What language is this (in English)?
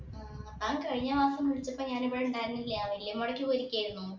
Malayalam